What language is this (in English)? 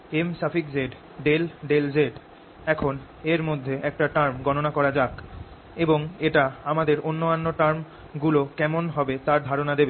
Bangla